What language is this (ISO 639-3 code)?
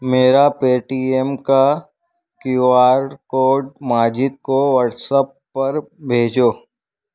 urd